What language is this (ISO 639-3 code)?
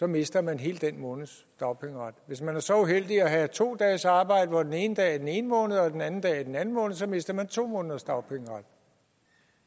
dan